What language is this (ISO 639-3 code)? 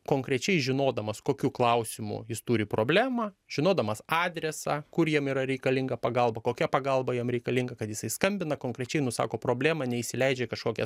lit